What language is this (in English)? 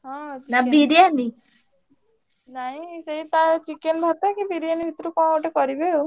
Odia